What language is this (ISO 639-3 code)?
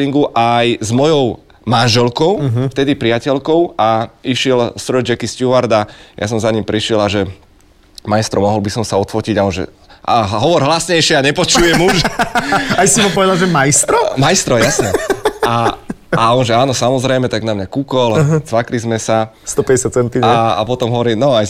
slk